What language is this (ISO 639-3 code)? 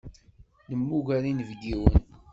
kab